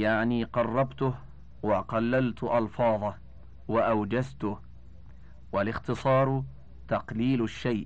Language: Arabic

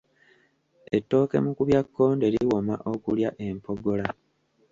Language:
Ganda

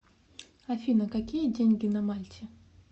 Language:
Russian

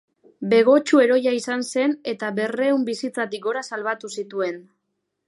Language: Basque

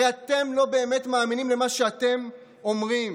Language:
Hebrew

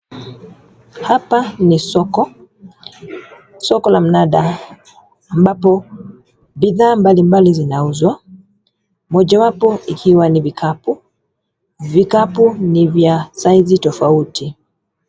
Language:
Swahili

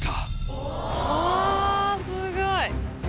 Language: Japanese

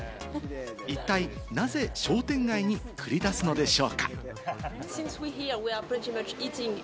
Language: Japanese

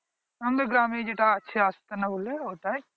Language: Bangla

